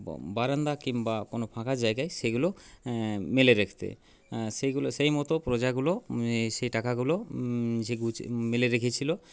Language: Bangla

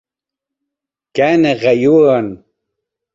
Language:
Arabic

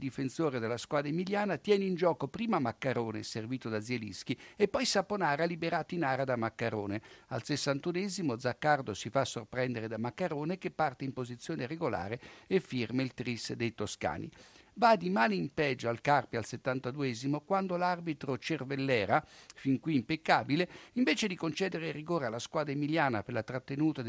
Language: Italian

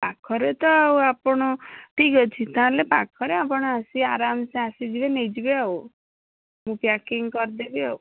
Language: Odia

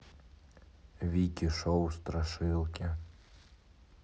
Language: Russian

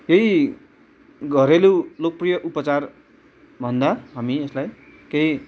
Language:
Nepali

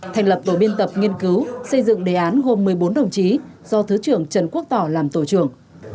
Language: Vietnamese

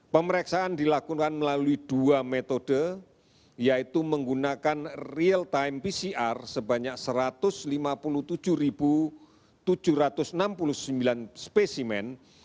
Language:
Indonesian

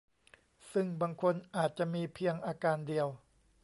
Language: Thai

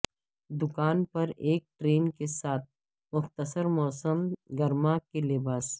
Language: Urdu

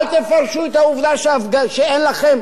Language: Hebrew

